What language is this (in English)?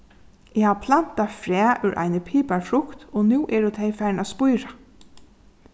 Faroese